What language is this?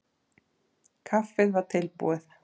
Icelandic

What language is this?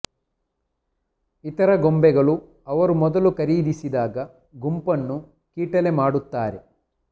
Kannada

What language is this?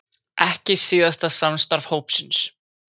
Icelandic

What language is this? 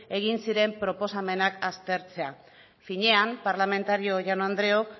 Basque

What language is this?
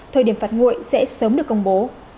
Vietnamese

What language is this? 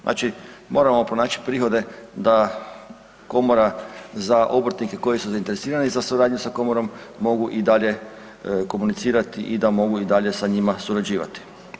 Croatian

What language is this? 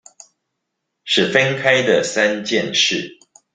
Chinese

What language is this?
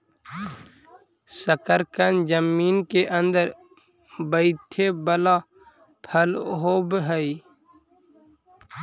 Magahi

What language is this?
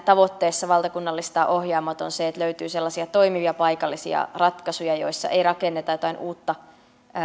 Finnish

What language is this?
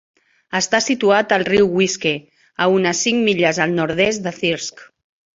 Catalan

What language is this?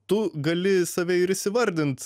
Lithuanian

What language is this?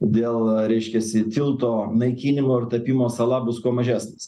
Lithuanian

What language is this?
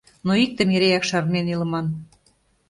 Mari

